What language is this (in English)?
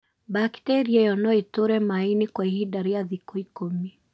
Kikuyu